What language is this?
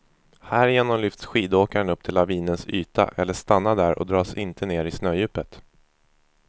Swedish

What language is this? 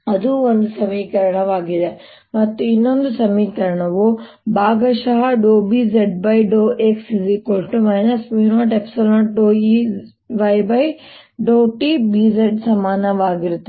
Kannada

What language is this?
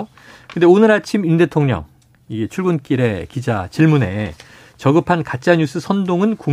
Korean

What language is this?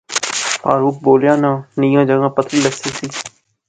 Pahari-Potwari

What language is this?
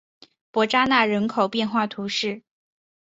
Chinese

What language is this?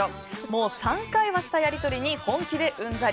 Japanese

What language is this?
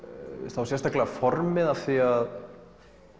Icelandic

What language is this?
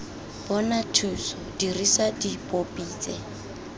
Tswana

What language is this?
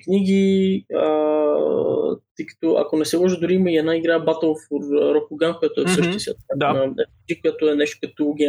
Bulgarian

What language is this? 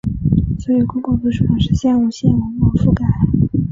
Chinese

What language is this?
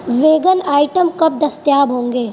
Urdu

